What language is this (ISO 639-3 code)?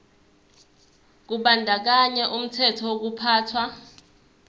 zul